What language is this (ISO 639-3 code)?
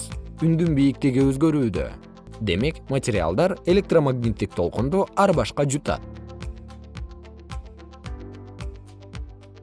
kir